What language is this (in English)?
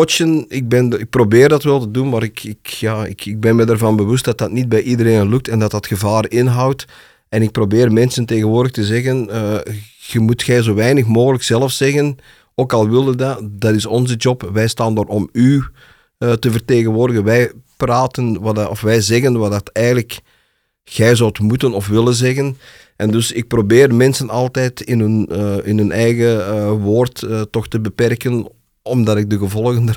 Dutch